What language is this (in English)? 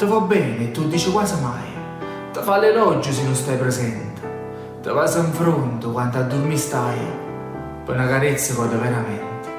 Italian